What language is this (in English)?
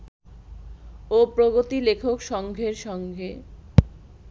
Bangla